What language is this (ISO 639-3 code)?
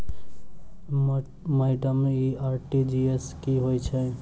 mai